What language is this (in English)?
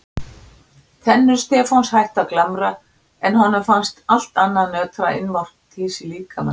Icelandic